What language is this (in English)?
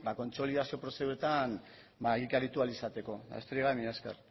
Basque